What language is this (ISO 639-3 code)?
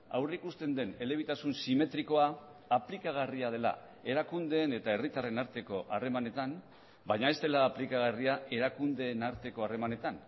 eus